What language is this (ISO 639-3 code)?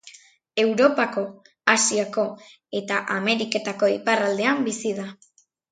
eus